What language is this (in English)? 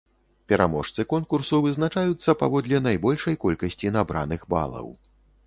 Belarusian